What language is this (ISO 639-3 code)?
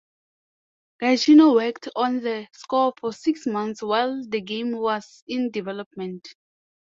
eng